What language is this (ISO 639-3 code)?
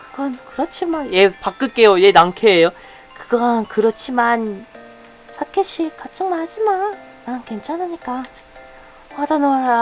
kor